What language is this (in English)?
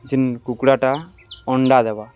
Odia